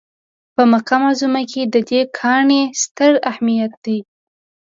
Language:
Pashto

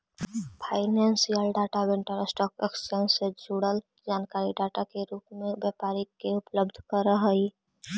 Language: Magahi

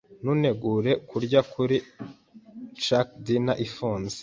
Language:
Kinyarwanda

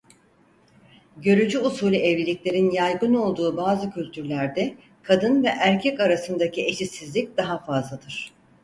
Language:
Turkish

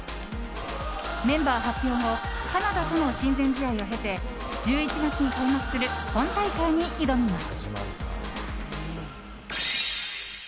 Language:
Japanese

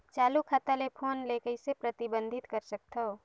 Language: Chhattisgarhi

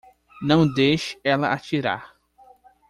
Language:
Portuguese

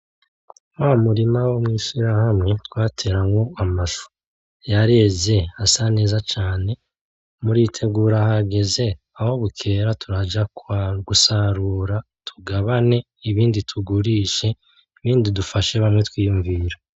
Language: Rundi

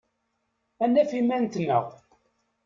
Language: Kabyle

